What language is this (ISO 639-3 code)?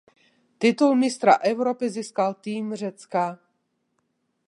ces